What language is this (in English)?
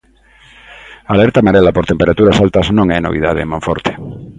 Galician